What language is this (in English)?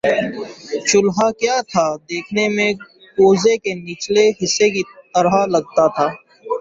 Urdu